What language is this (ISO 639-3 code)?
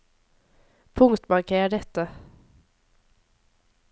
nor